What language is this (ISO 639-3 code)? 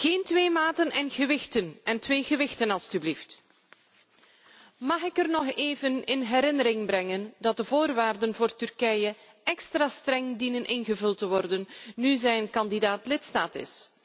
nld